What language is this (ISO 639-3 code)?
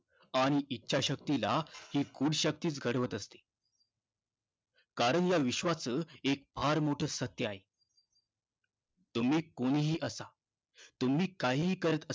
mar